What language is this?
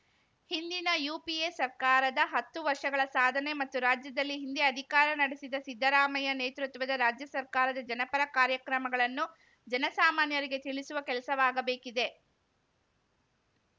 Kannada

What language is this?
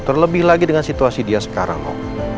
Indonesian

